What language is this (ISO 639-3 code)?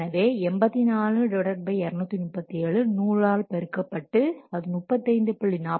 tam